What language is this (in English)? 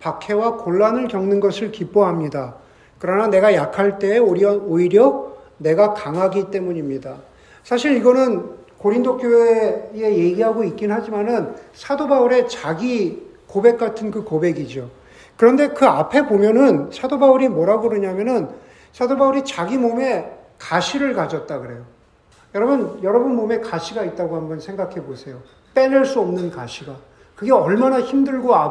Korean